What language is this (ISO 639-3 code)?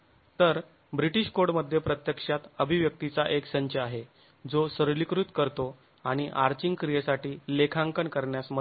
mar